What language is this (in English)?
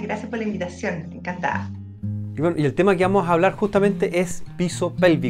Spanish